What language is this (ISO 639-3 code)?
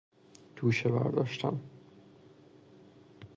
fas